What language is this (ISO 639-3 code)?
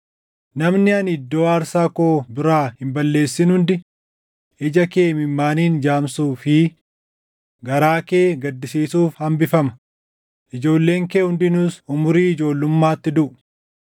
orm